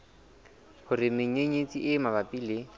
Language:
Southern Sotho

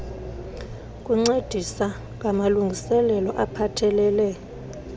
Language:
Xhosa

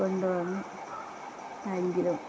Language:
Malayalam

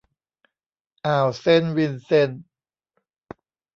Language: Thai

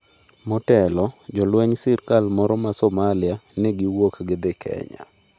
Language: Luo (Kenya and Tanzania)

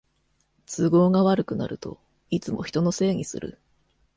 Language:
Japanese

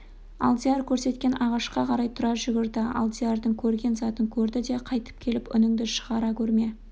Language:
Kazakh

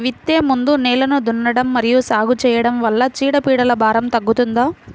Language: Telugu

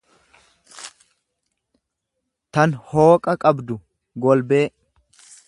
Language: Oromo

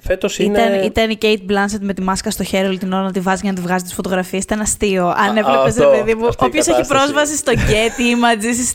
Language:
Greek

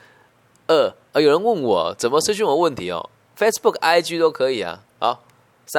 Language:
Chinese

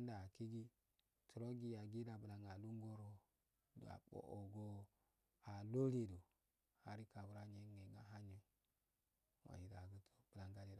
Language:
Afade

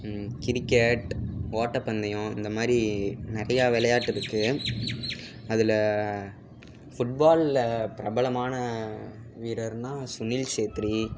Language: Tamil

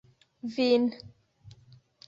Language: Esperanto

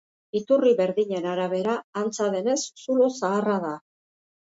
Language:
Basque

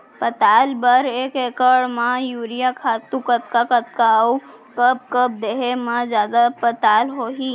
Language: Chhattisgarhi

